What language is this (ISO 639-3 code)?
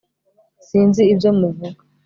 kin